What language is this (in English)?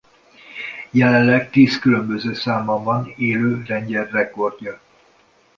Hungarian